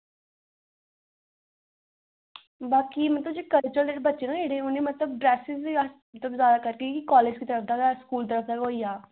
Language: Dogri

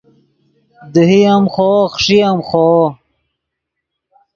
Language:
Yidgha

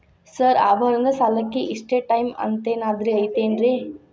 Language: Kannada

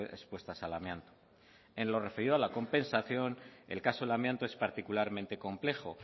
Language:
Spanish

